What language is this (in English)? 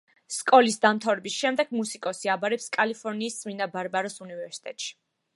Georgian